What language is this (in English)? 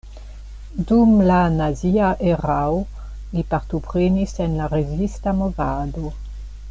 Esperanto